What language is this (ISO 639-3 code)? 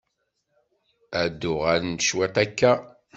kab